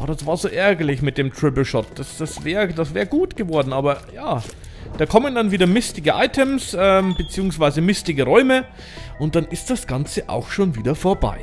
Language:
German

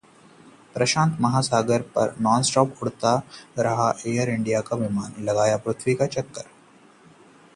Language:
Hindi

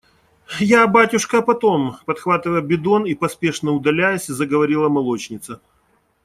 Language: Russian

